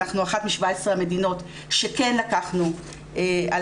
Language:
Hebrew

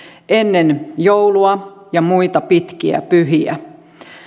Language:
Finnish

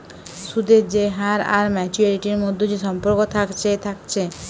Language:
Bangla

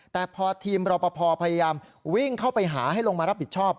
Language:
Thai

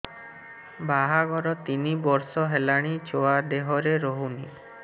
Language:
Odia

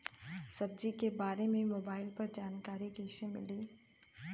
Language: Bhojpuri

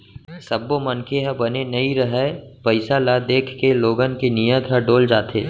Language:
Chhattisgarhi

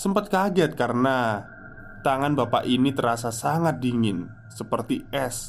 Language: Indonesian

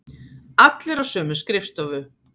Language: Icelandic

